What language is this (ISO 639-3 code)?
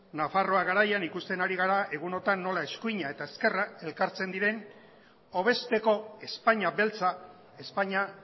eus